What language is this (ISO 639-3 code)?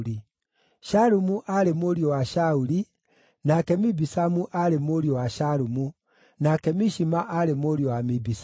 kik